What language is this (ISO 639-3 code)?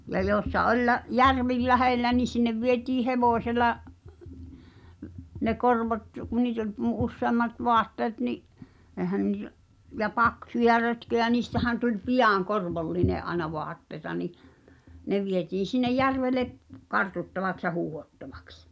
fin